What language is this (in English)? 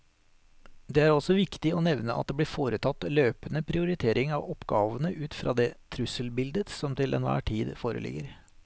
Norwegian